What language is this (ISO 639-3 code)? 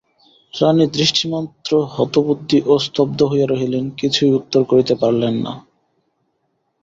ben